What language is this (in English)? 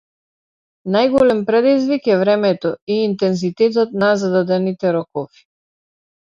Macedonian